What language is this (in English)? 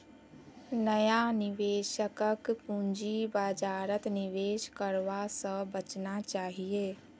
Magahi